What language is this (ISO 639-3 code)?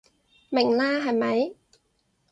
yue